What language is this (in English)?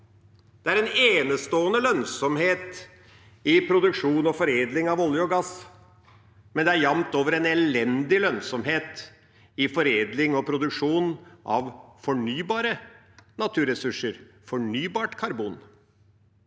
Norwegian